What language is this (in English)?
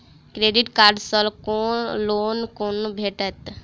Maithili